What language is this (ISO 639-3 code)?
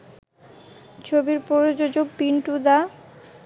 ben